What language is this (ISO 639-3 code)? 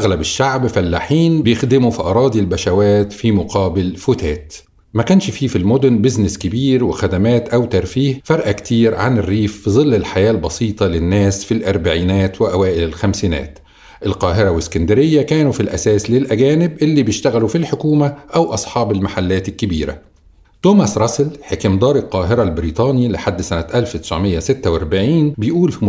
ara